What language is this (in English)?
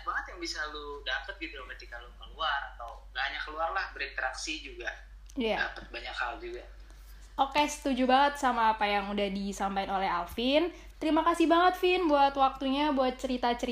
Indonesian